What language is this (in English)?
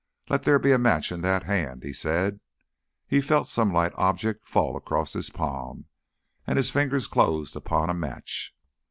English